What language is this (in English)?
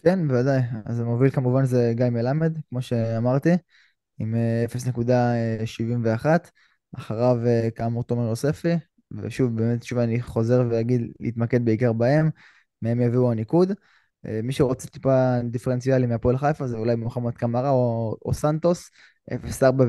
Hebrew